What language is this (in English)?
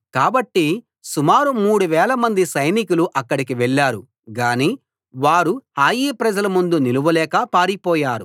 Telugu